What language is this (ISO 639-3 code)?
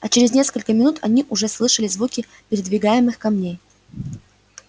rus